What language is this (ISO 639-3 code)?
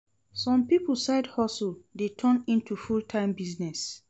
pcm